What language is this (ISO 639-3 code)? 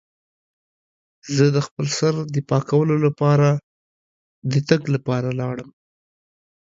pus